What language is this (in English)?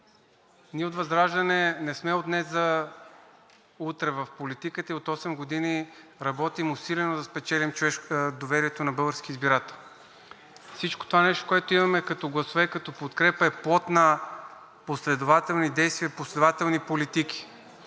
Bulgarian